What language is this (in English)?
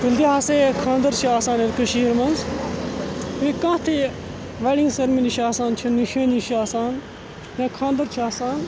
Kashmiri